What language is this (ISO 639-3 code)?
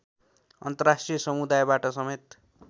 nep